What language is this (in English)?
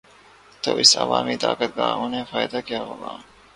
Urdu